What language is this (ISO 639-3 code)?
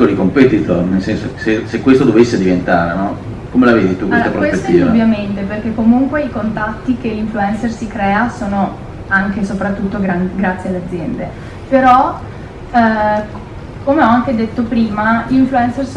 ita